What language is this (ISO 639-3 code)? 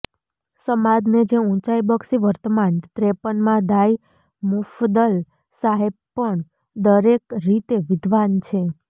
guj